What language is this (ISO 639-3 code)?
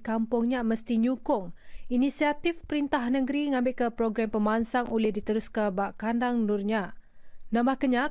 msa